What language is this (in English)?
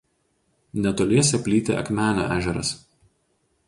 Lithuanian